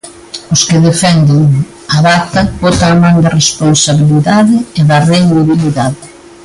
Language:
Galician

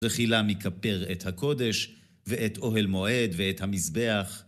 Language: Hebrew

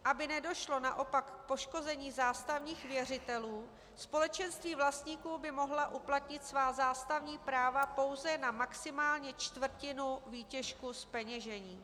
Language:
Czech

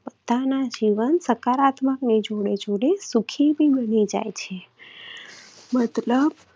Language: Gujarati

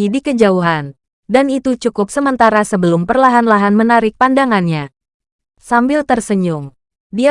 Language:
Indonesian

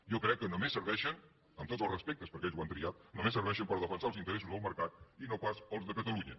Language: Catalan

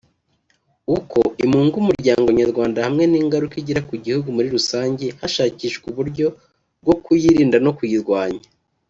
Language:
Kinyarwanda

